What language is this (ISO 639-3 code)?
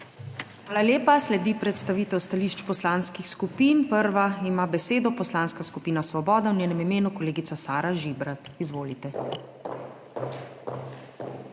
slv